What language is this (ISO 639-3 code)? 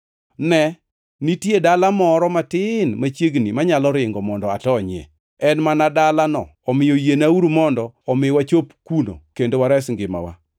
luo